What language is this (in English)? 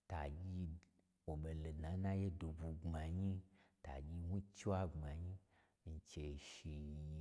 Gbagyi